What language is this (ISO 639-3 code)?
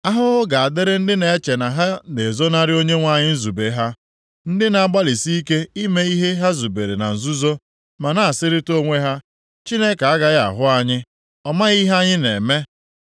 ibo